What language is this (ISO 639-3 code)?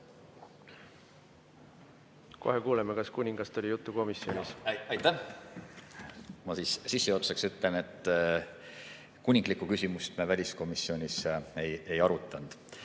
est